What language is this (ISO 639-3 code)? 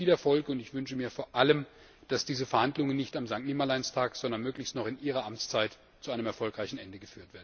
deu